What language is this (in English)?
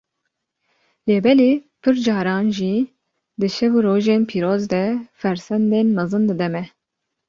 Kurdish